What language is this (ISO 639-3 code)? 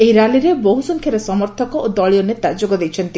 ori